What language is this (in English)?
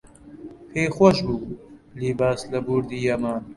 Central Kurdish